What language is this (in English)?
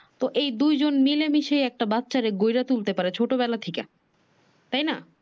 Bangla